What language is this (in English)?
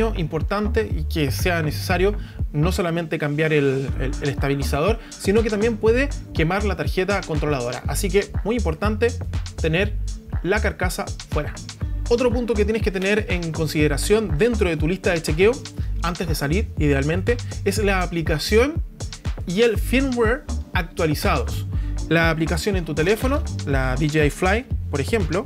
Spanish